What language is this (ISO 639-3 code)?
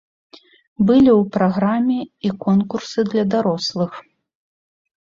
bel